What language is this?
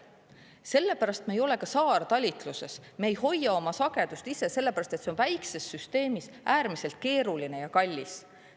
Estonian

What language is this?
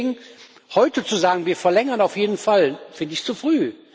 German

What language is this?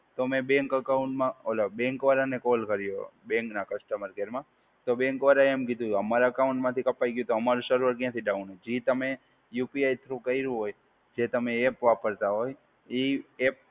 Gujarati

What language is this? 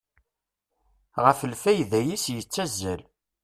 Kabyle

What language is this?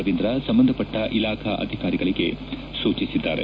Kannada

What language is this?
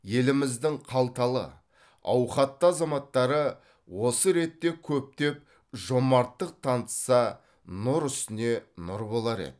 Kazakh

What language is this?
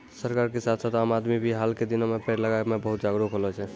Maithili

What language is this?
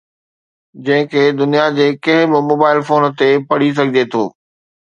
Sindhi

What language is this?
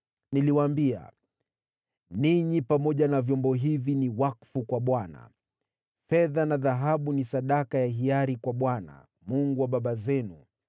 Swahili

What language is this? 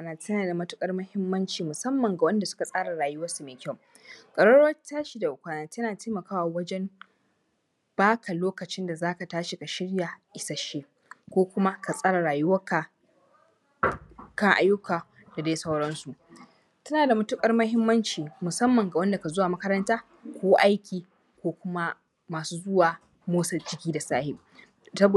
Hausa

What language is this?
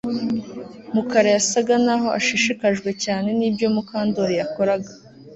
Kinyarwanda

